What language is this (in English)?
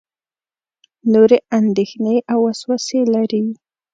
Pashto